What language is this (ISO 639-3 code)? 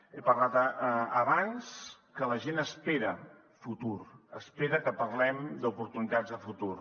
cat